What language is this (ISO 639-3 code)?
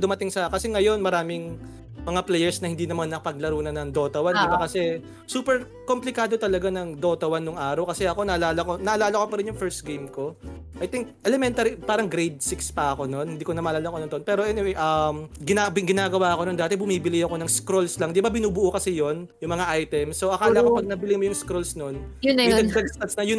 fil